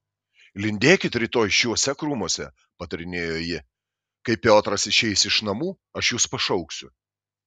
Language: Lithuanian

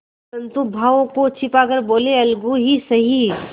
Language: Hindi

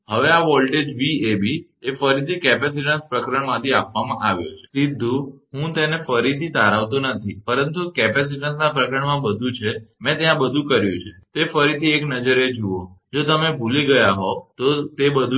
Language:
Gujarati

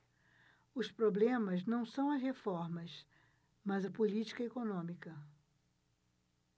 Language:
Portuguese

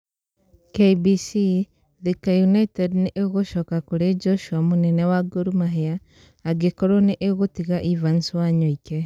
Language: Kikuyu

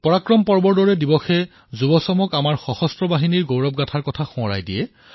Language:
Assamese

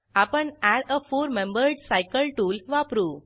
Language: Marathi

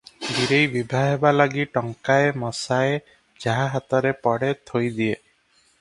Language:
Odia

